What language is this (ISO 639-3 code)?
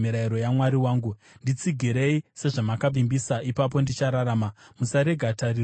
sna